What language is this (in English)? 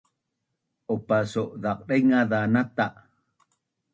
Bunun